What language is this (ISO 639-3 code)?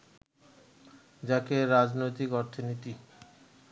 ben